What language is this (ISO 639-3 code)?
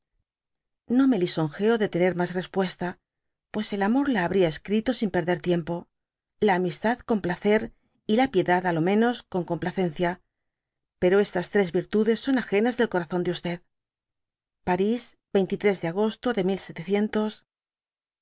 spa